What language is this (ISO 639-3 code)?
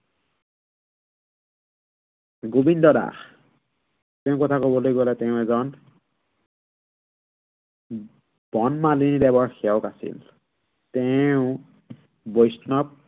asm